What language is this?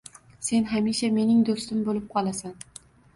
Uzbek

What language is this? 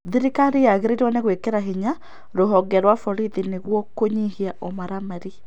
Kikuyu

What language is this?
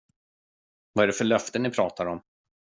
Swedish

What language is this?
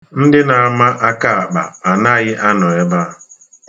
Igbo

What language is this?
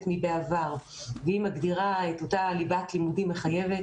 Hebrew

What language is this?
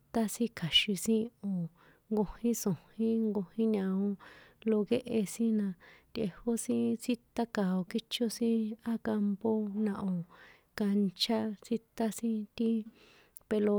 San Juan Atzingo Popoloca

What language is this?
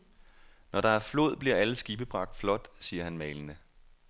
Danish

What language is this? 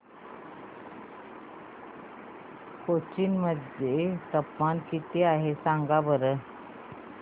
Marathi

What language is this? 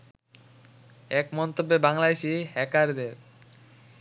Bangla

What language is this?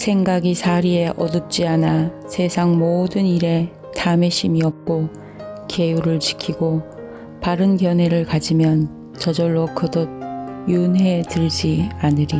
Korean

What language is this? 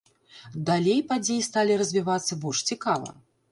Belarusian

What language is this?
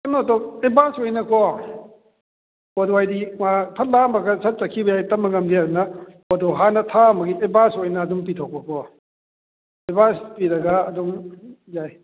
Manipuri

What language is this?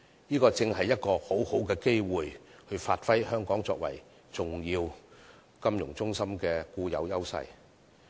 Cantonese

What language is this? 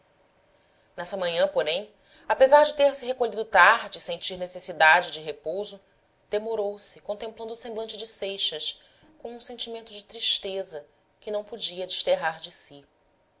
Portuguese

